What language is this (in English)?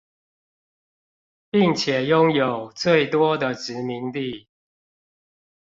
Chinese